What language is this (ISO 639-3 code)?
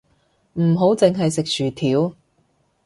yue